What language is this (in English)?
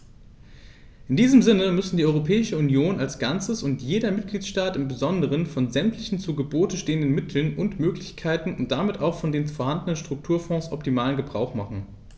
German